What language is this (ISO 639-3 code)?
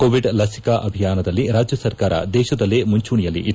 kan